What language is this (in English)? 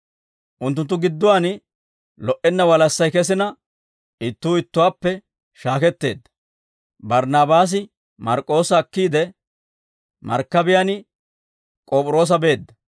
Dawro